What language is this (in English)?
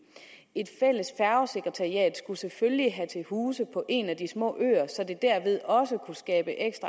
Danish